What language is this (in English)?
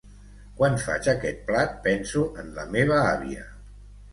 Catalan